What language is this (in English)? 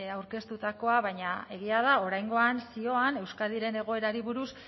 Basque